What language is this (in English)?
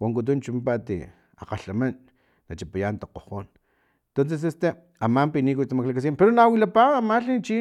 Filomena Mata-Coahuitlán Totonac